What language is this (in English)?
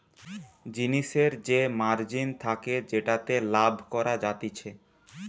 Bangla